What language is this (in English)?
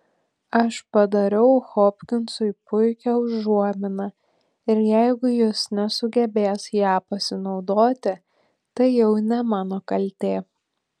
Lithuanian